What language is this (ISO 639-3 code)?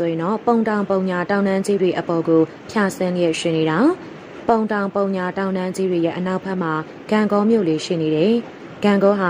tha